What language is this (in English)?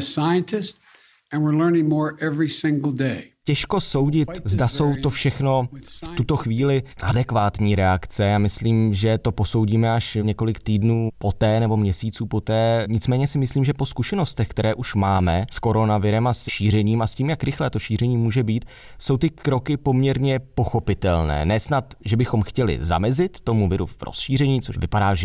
Czech